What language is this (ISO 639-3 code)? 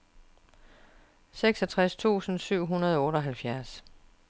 dan